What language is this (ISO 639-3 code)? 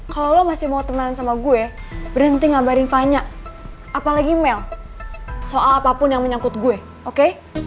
ind